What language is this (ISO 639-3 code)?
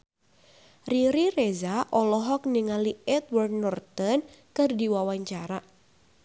sun